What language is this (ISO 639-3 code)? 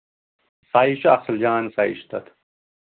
kas